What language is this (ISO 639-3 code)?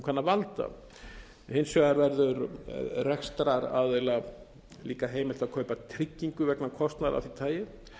isl